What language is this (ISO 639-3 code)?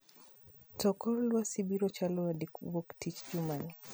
luo